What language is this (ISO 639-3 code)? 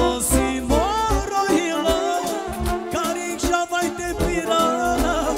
ron